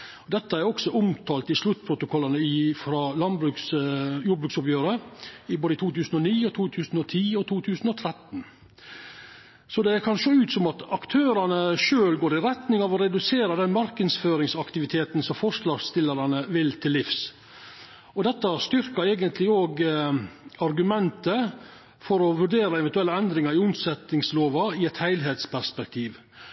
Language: Norwegian Nynorsk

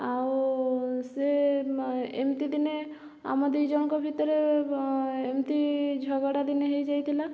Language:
Odia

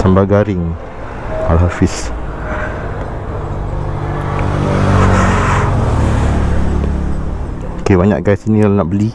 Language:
Malay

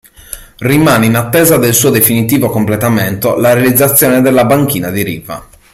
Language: Italian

